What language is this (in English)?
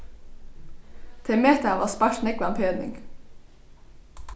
Faroese